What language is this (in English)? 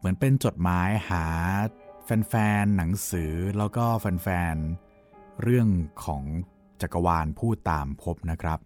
Thai